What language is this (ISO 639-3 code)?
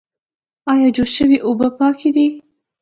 pus